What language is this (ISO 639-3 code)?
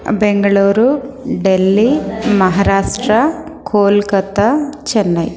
san